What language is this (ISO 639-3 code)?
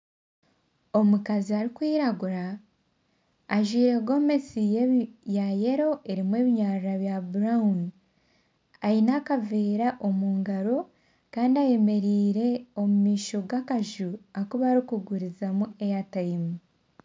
nyn